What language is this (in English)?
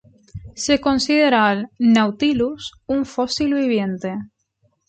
Spanish